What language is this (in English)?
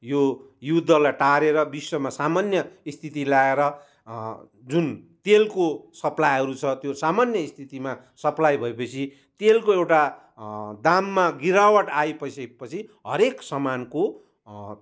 Nepali